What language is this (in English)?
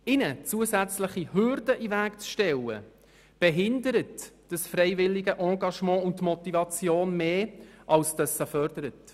Swiss German